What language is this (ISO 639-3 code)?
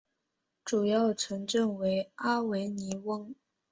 zho